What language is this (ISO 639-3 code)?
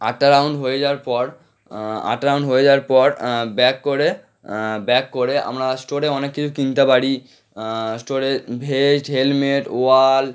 ben